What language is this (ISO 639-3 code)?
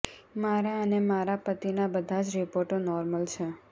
guj